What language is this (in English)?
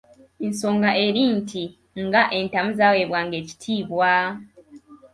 Ganda